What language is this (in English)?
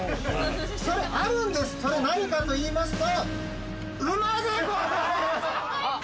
Japanese